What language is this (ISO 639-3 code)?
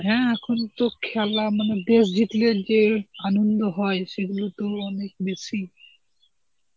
ben